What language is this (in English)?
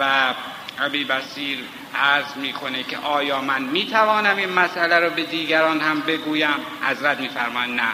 Persian